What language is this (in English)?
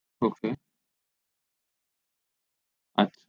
Bangla